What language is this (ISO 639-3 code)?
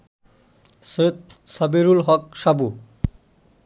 ben